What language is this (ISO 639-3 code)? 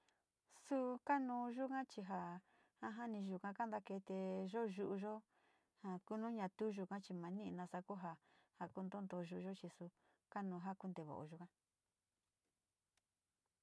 xti